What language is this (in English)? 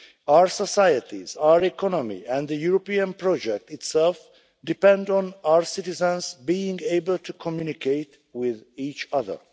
English